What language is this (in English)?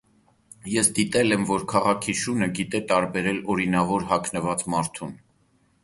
Armenian